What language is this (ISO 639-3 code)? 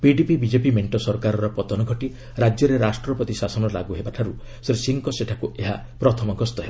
ori